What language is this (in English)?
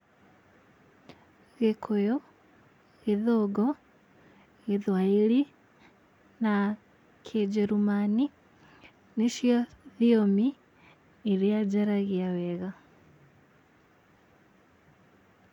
Kikuyu